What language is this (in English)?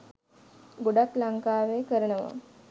Sinhala